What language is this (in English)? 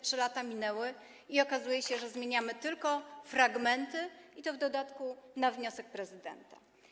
Polish